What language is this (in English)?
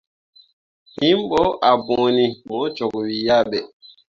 Mundang